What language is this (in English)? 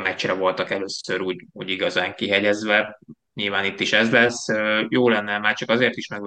Hungarian